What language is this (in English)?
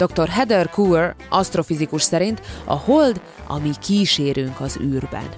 Hungarian